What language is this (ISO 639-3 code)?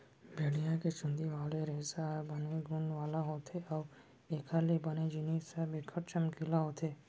hne